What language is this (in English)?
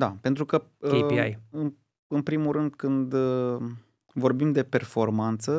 Romanian